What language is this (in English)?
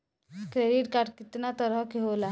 Bhojpuri